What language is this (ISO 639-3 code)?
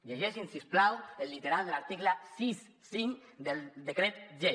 cat